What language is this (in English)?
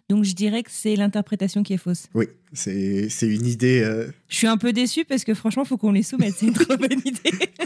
French